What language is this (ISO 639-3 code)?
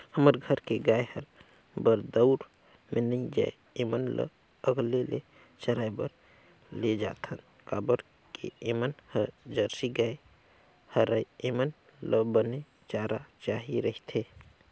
hne